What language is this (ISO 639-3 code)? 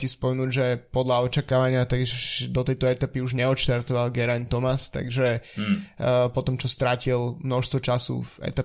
slk